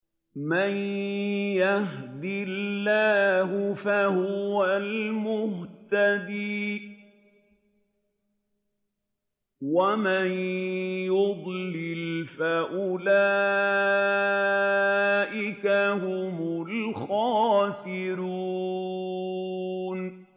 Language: Arabic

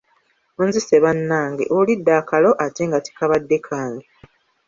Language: Ganda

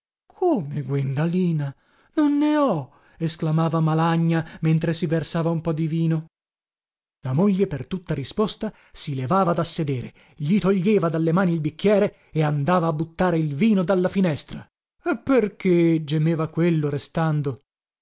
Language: Italian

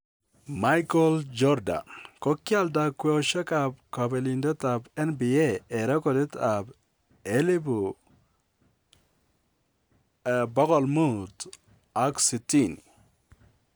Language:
Kalenjin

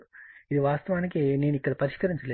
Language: Telugu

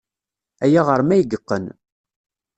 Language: Kabyle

